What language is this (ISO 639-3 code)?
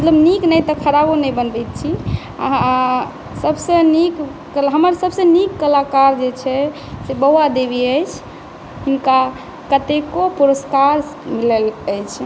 mai